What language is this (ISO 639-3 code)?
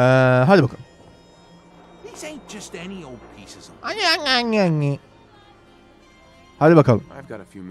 tur